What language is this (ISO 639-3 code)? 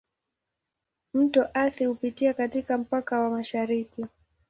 swa